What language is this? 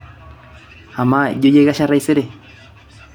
Masai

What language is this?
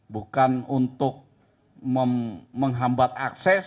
Indonesian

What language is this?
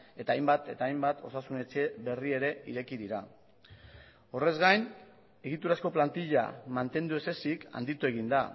Basque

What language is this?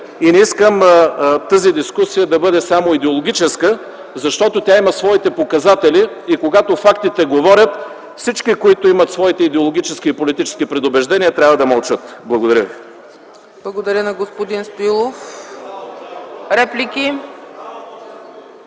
Bulgarian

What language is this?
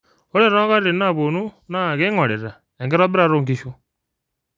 Masai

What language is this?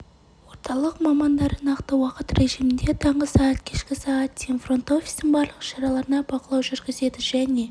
Kazakh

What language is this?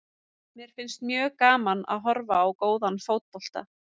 Icelandic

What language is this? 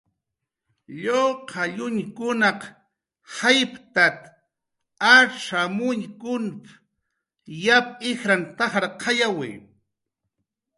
Jaqaru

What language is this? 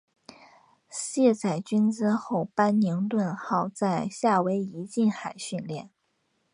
Chinese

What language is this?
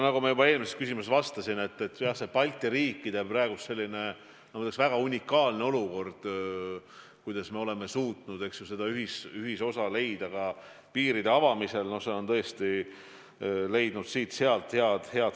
Estonian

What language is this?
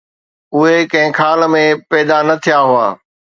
Sindhi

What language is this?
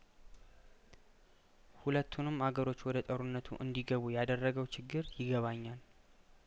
Amharic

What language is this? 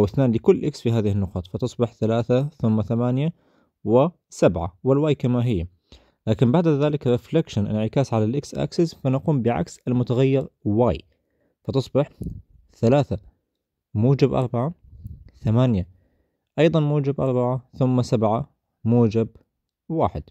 Arabic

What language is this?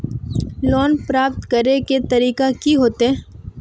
Magahi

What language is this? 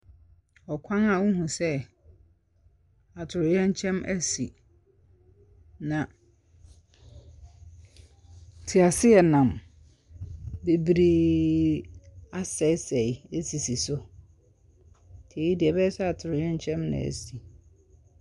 Akan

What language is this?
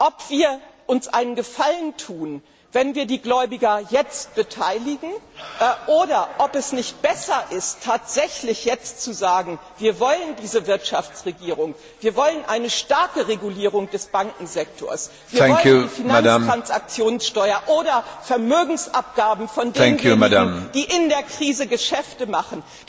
German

